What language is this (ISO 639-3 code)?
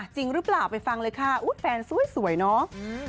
tha